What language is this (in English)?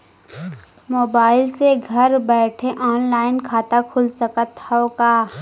Bhojpuri